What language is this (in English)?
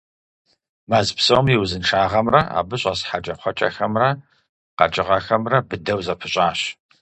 Kabardian